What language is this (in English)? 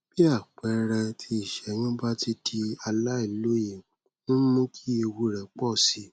Yoruba